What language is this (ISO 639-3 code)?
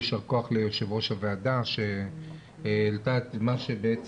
heb